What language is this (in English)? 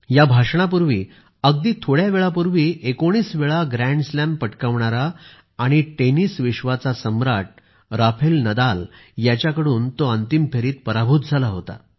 Marathi